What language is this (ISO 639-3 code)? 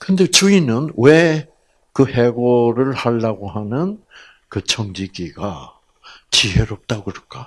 kor